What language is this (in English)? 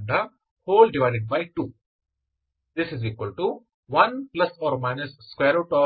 Kannada